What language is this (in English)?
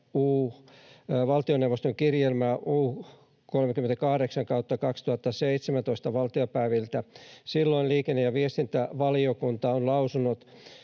Finnish